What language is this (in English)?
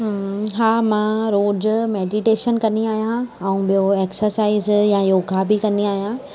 Sindhi